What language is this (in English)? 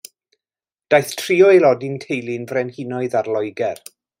Welsh